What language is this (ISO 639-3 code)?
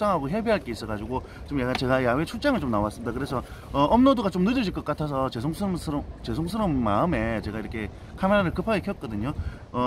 kor